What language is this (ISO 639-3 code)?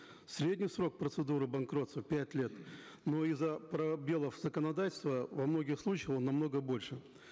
kaz